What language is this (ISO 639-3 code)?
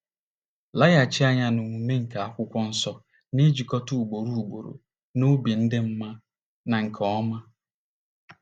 ibo